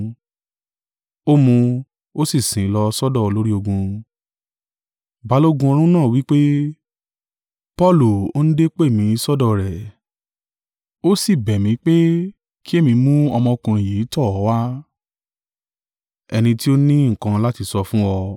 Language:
Yoruba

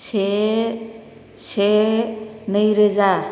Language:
Bodo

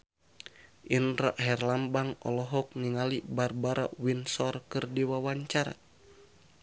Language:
Sundanese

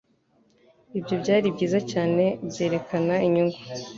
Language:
Kinyarwanda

